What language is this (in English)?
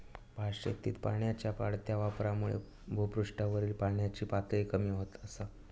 Marathi